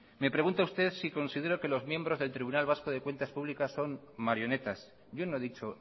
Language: Spanish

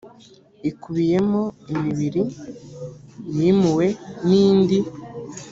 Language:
Kinyarwanda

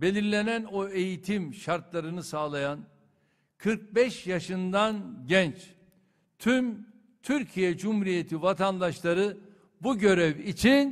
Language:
Turkish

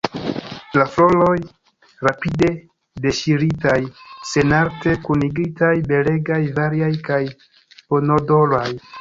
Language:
Esperanto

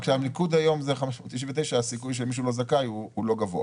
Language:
Hebrew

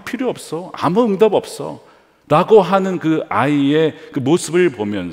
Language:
Korean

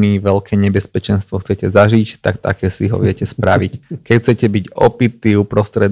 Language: Slovak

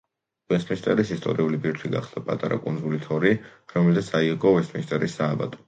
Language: Georgian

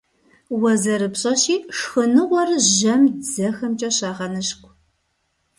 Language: Kabardian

